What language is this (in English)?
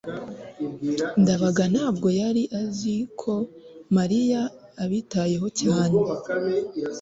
Kinyarwanda